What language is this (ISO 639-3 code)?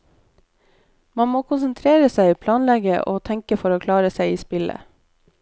nor